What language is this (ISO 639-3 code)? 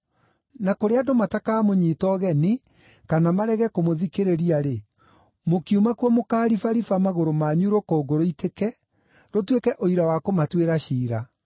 kik